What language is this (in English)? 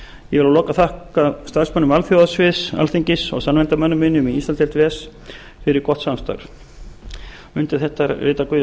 Icelandic